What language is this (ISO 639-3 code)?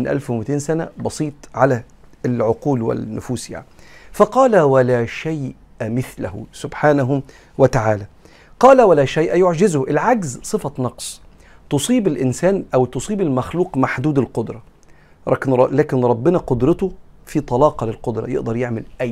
ara